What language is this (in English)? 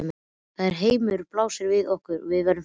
Icelandic